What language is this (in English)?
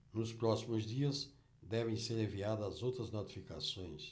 Portuguese